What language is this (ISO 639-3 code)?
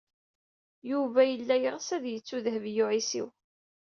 kab